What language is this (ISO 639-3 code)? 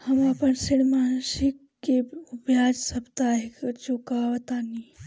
bho